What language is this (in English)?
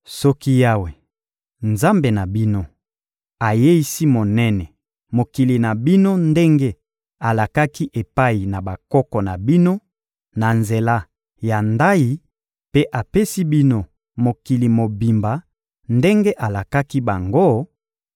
Lingala